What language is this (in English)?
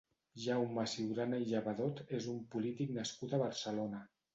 Catalan